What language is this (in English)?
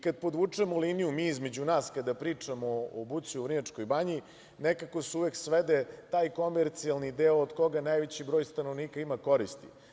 Serbian